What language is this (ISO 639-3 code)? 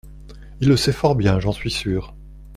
fra